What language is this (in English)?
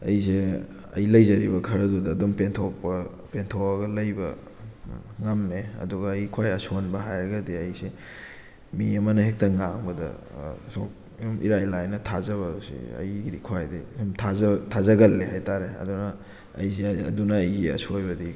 Manipuri